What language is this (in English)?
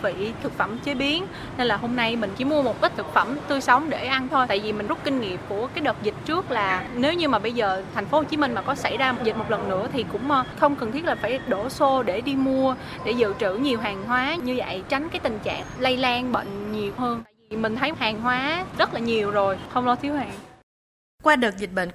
Vietnamese